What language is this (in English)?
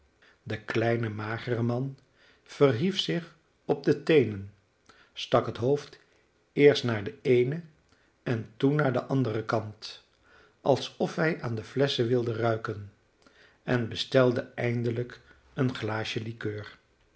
Dutch